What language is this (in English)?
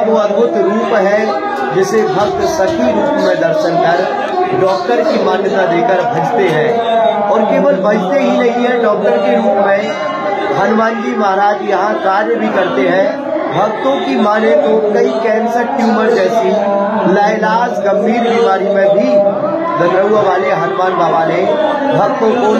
Hindi